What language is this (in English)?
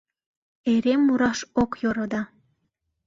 Mari